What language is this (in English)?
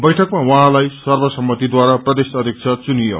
Nepali